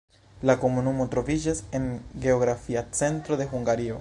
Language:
Esperanto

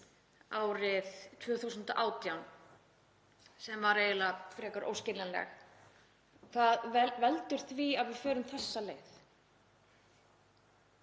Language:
Icelandic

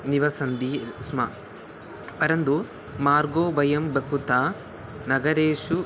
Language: Sanskrit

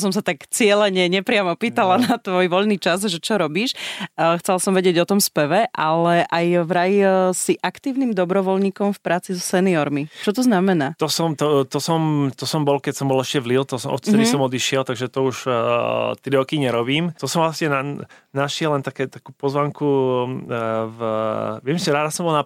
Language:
Slovak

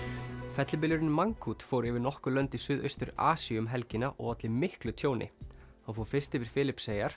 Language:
Icelandic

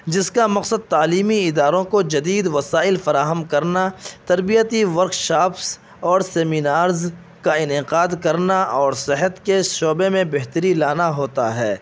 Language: Urdu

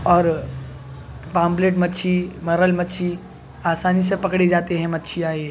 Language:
Urdu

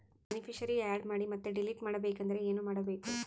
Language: Kannada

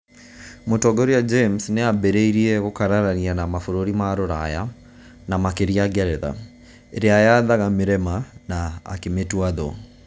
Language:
Kikuyu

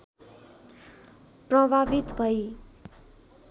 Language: Nepali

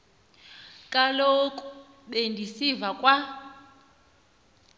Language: Xhosa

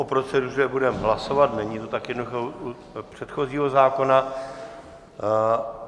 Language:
Czech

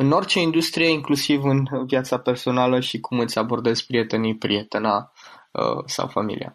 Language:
Romanian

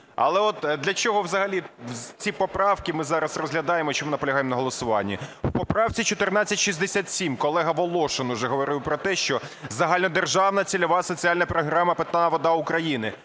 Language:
Ukrainian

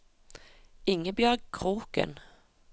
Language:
Norwegian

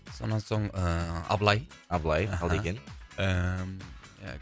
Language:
Kazakh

